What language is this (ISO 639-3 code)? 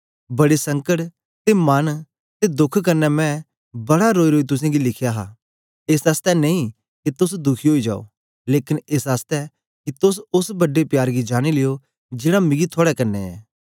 doi